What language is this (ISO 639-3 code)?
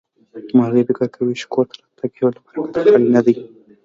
pus